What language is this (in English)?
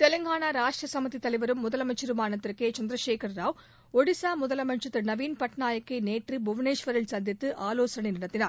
Tamil